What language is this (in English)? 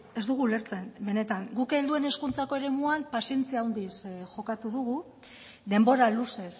Basque